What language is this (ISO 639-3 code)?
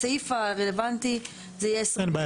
heb